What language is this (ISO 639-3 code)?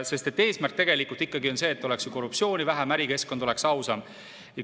est